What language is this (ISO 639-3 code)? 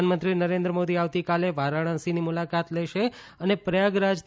guj